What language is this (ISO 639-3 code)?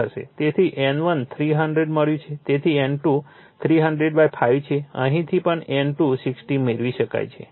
guj